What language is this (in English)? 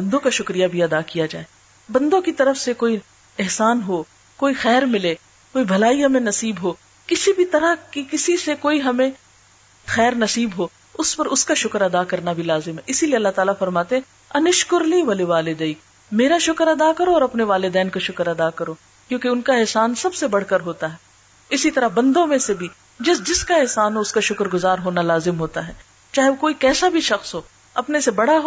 Urdu